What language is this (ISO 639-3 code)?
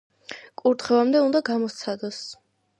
kat